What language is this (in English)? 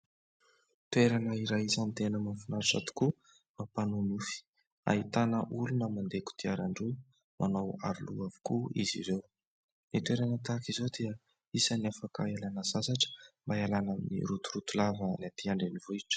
Malagasy